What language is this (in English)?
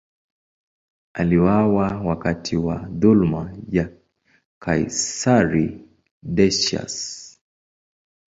Swahili